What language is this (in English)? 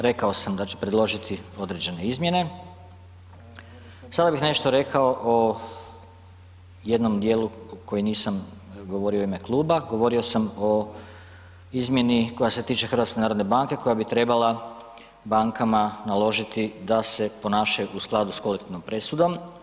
Croatian